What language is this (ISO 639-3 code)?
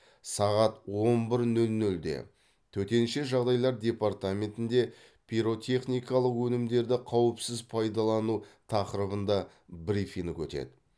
kaz